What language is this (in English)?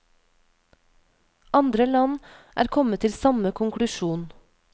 Norwegian